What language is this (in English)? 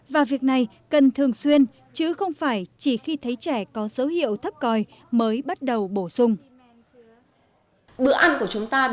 Vietnamese